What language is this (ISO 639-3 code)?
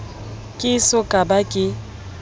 sot